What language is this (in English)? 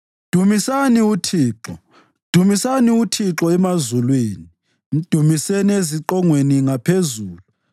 North Ndebele